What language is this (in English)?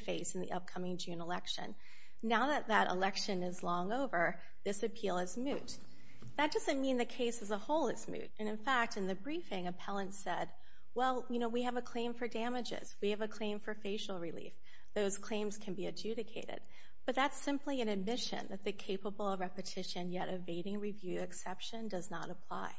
English